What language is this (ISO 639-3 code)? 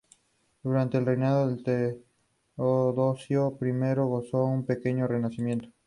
spa